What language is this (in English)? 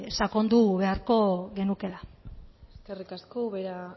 Basque